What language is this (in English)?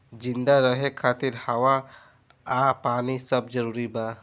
Bhojpuri